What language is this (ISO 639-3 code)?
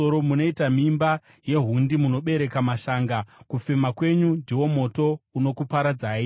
sna